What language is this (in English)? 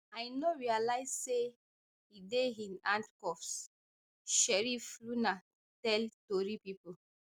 Nigerian Pidgin